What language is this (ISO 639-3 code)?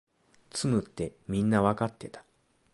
jpn